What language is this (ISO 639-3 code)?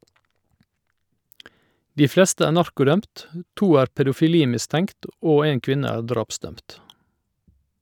nor